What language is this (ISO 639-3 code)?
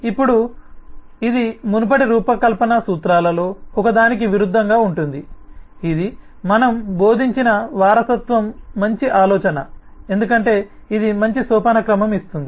tel